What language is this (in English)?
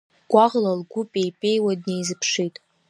Abkhazian